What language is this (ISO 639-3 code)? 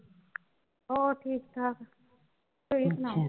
pan